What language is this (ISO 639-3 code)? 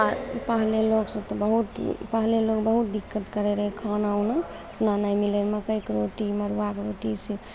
mai